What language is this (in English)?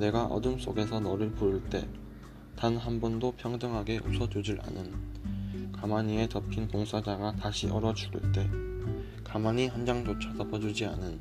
Korean